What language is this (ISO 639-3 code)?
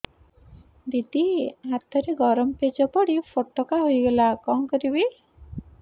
ori